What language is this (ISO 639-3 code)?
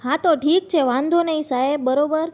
guj